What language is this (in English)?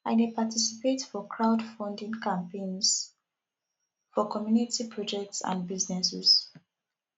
Nigerian Pidgin